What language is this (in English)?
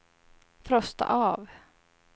Swedish